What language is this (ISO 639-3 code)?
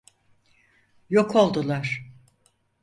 tur